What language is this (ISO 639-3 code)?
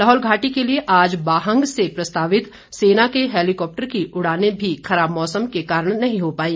hin